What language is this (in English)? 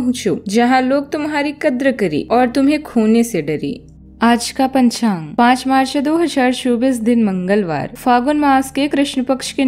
Hindi